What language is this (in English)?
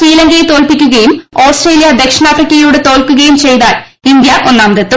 Malayalam